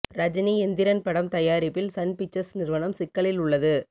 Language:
Tamil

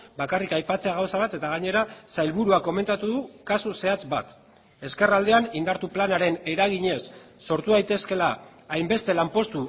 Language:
Basque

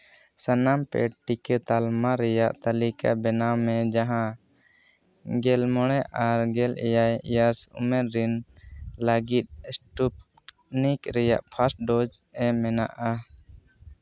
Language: Santali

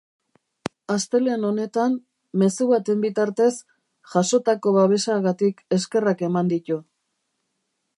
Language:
Basque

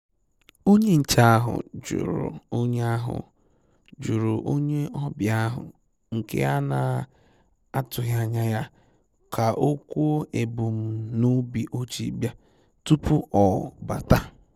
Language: Igbo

